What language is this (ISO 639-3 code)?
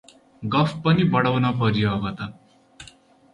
nep